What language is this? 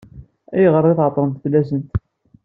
Kabyle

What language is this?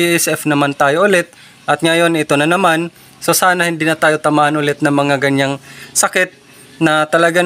Filipino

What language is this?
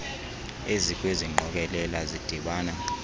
Xhosa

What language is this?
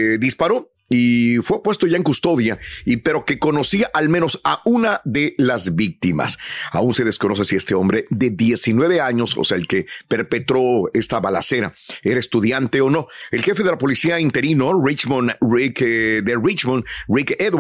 Spanish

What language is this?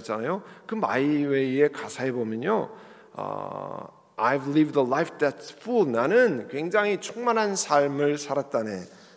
Korean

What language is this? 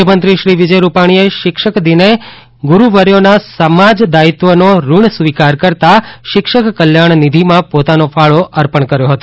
Gujarati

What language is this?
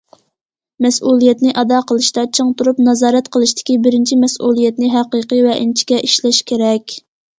Uyghur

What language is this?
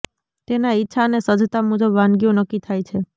Gujarati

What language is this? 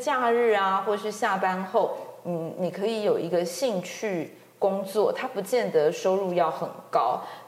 Chinese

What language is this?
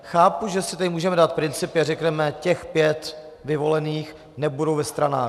Czech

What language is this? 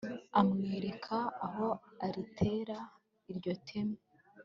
Kinyarwanda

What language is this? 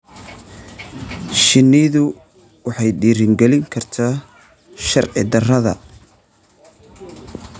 Somali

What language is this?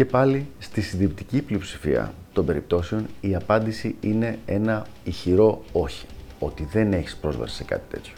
Greek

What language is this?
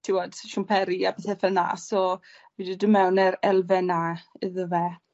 Welsh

